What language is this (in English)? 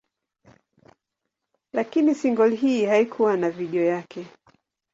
Swahili